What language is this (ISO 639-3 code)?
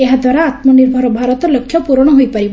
ori